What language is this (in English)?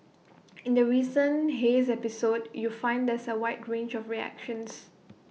English